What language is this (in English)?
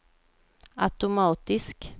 Swedish